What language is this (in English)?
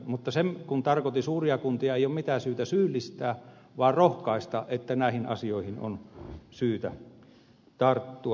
Finnish